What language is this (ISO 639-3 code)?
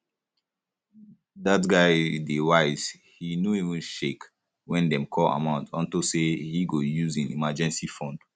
pcm